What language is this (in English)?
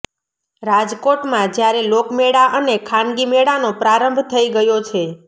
Gujarati